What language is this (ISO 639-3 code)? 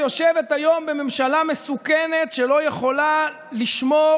heb